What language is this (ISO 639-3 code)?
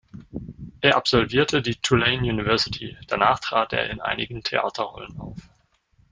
deu